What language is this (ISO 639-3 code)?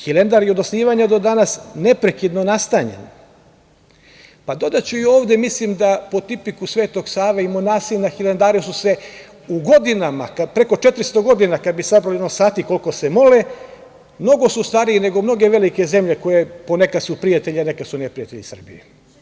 srp